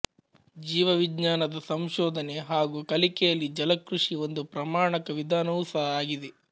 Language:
Kannada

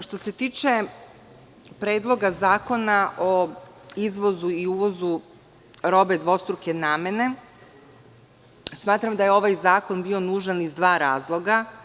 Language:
Serbian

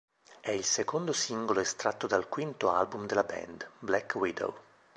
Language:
Italian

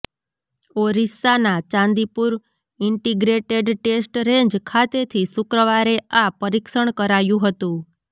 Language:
Gujarati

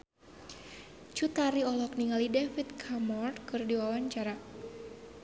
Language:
Sundanese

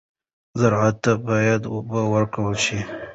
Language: Pashto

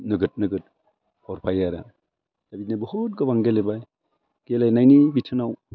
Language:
Bodo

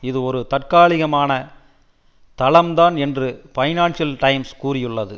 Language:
Tamil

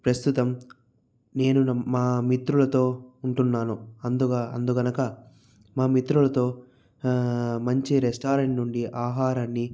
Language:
Telugu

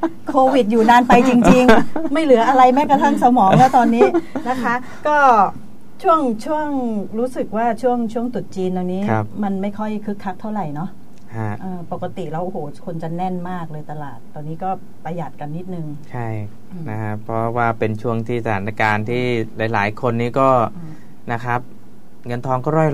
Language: Thai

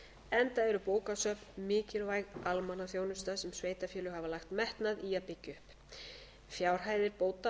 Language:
Icelandic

